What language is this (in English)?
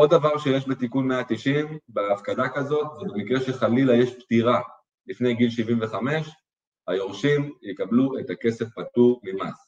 Hebrew